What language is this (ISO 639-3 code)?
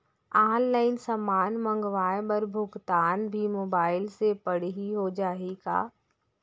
hne